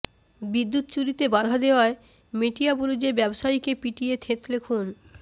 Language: Bangla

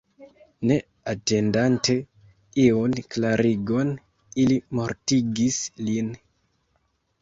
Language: Esperanto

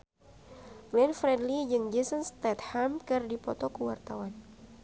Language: Sundanese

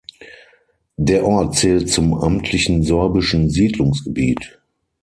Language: German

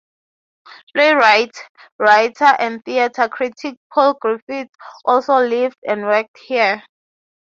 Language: English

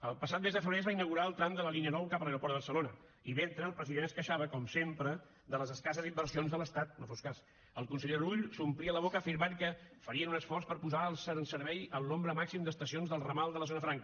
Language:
Catalan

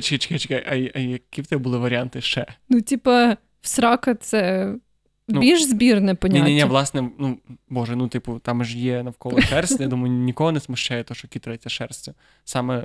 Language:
Ukrainian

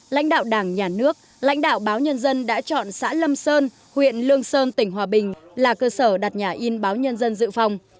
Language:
Vietnamese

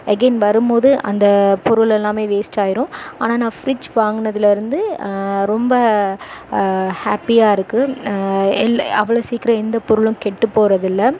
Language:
Tamil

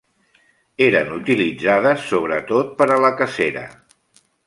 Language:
Catalan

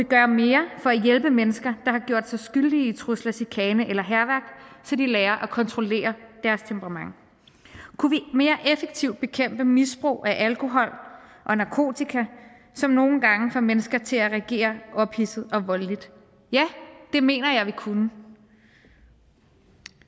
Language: Danish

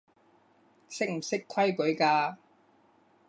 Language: Cantonese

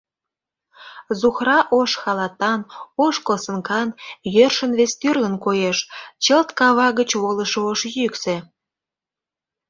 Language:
Mari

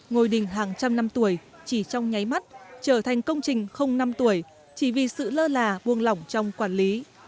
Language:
Vietnamese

